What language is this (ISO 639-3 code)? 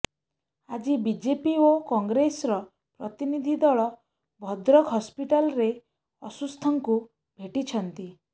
ori